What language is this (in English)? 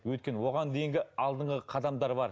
Kazakh